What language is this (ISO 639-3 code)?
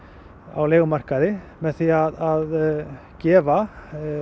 isl